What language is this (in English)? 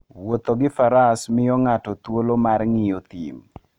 Luo (Kenya and Tanzania)